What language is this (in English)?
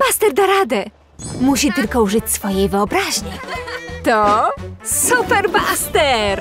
Polish